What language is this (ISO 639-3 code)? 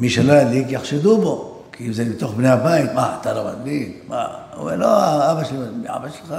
heb